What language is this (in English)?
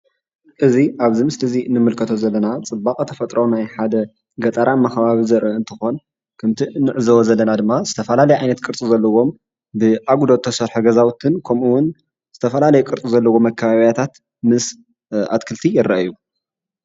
Tigrinya